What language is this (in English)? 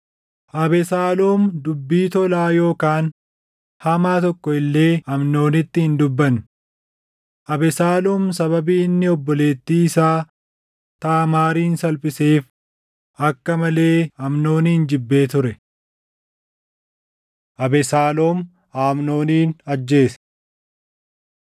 Oromo